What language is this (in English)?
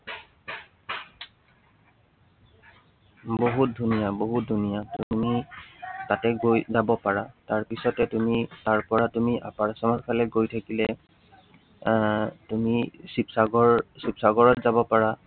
Assamese